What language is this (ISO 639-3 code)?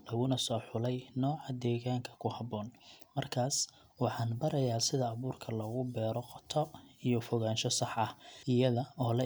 som